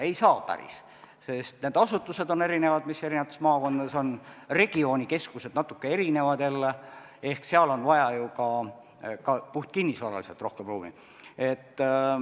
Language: Estonian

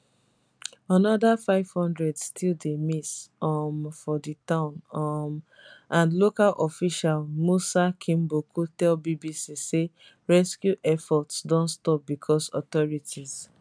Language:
Nigerian Pidgin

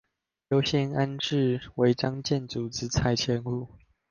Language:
Chinese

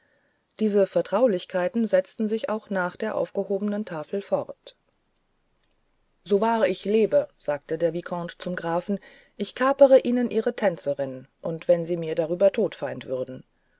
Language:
German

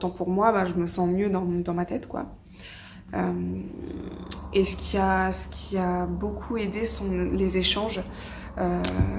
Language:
French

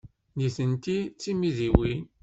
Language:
Kabyle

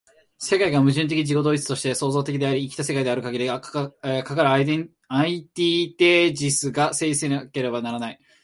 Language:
Japanese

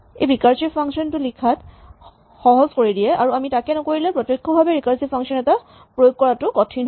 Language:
Assamese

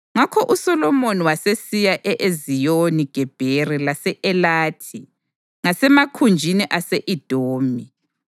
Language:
North Ndebele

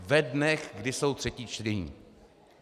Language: Czech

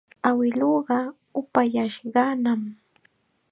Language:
Chiquián Ancash Quechua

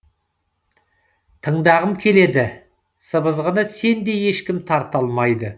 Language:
Kazakh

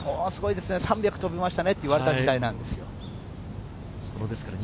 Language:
Japanese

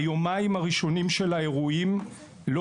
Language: Hebrew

